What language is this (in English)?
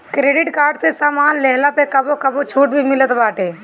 Bhojpuri